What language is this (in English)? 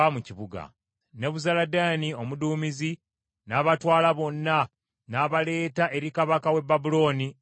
Ganda